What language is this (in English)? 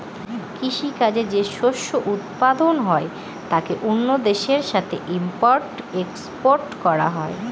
Bangla